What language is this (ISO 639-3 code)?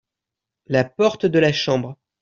fra